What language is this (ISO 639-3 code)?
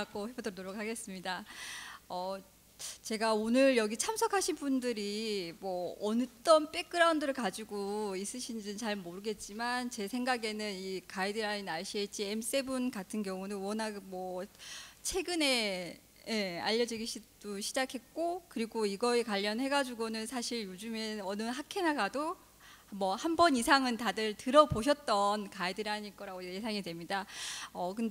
kor